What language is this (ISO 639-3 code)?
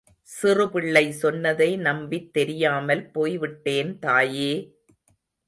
tam